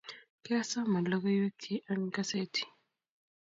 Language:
Kalenjin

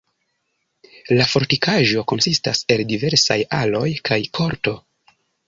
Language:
Esperanto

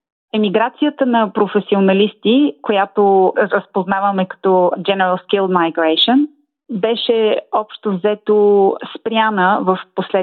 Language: Bulgarian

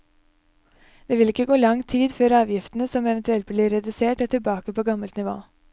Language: Norwegian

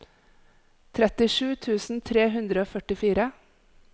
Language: Norwegian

